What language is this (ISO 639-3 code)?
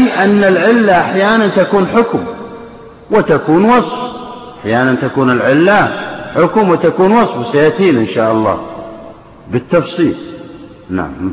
ara